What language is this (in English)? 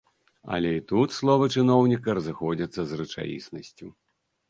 Belarusian